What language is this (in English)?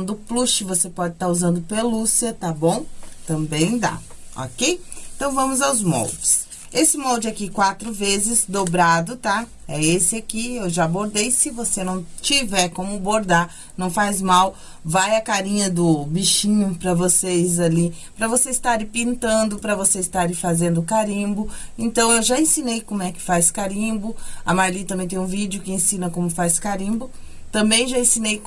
Portuguese